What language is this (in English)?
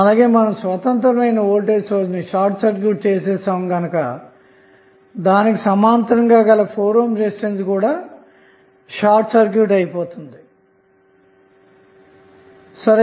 Telugu